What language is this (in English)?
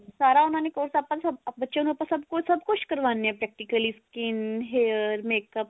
Punjabi